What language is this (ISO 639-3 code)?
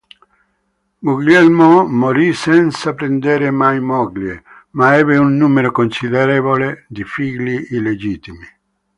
ita